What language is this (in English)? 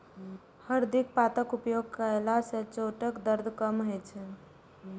Maithili